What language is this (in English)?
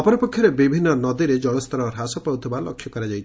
Odia